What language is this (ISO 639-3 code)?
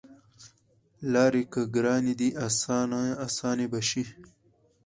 pus